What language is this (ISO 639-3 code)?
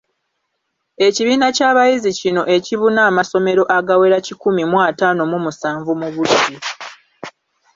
lug